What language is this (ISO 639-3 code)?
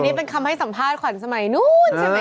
tha